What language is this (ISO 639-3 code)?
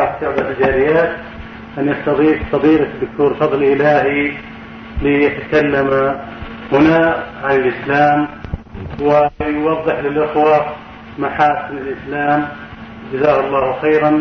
urd